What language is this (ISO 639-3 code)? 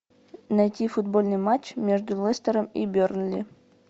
rus